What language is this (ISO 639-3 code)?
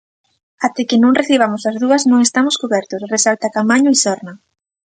glg